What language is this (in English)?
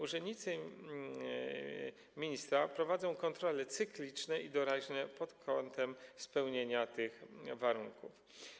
Polish